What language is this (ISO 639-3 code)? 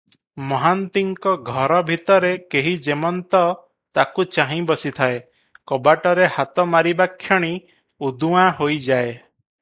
ori